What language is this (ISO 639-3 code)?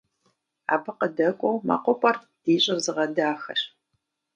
kbd